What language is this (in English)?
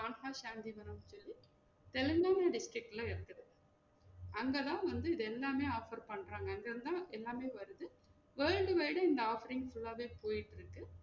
Tamil